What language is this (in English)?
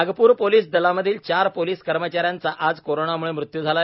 Marathi